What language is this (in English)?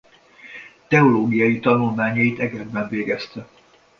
Hungarian